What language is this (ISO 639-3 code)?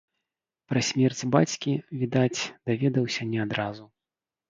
bel